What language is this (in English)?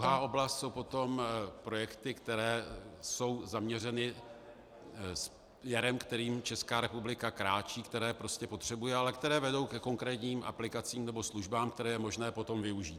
Czech